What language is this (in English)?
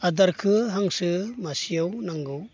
Bodo